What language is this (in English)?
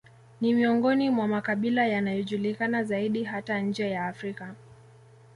Swahili